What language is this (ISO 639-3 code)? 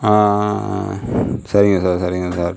tam